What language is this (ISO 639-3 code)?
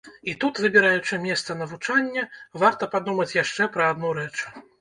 bel